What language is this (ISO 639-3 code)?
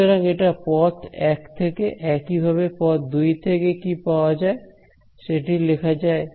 ben